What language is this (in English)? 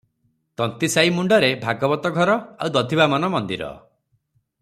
Odia